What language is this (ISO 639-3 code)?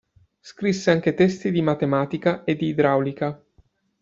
ita